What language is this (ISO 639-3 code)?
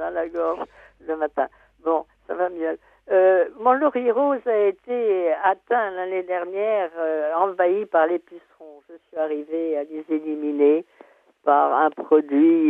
fra